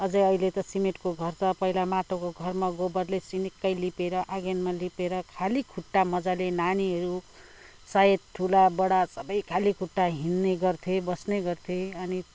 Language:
Nepali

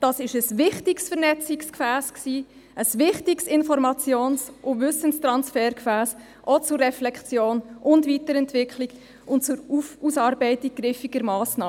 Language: Swiss German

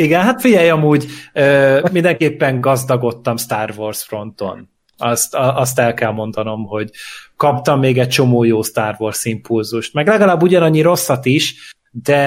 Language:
Hungarian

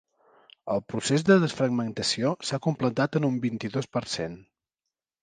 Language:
Catalan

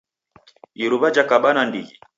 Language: Taita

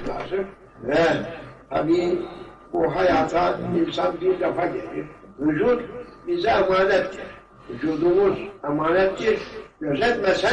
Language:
Turkish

